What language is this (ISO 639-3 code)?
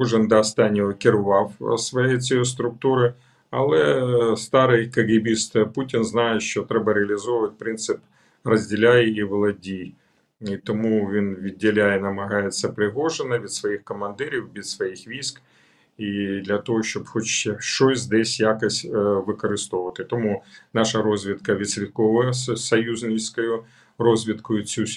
ukr